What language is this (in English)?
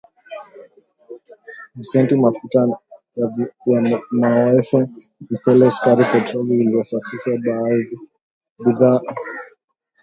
Swahili